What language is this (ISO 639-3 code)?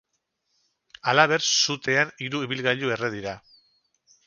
eus